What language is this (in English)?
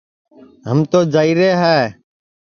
Sansi